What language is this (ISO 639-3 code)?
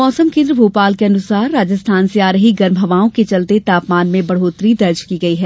hin